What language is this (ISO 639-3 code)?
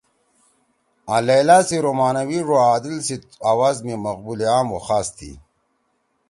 trw